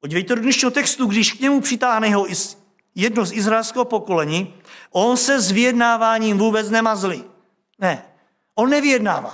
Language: Czech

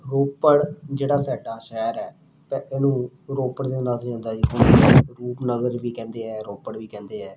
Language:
Punjabi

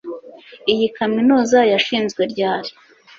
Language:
Kinyarwanda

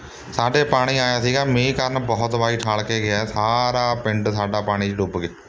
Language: Punjabi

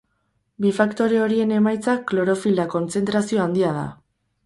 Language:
Basque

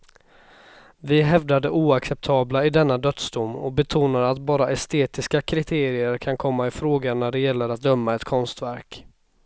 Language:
Swedish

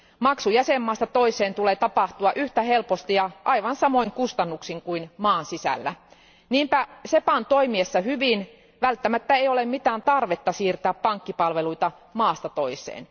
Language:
Finnish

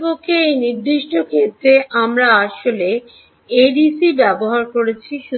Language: Bangla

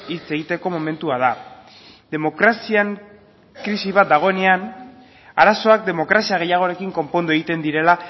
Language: Basque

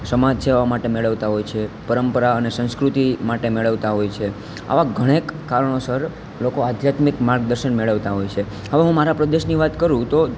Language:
Gujarati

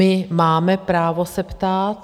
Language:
Czech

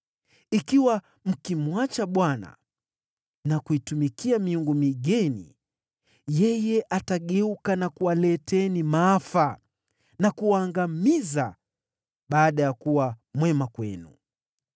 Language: Swahili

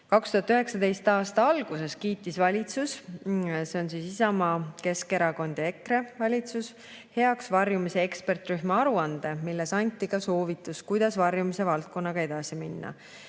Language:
Estonian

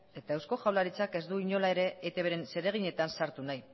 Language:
Basque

